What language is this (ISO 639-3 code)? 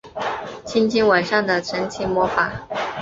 zho